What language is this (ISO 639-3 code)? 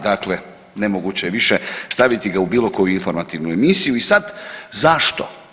hrv